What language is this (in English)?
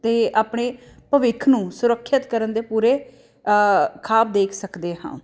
Punjabi